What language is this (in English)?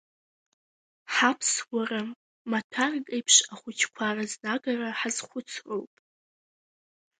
Abkhazian